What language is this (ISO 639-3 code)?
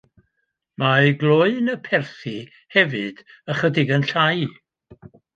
cym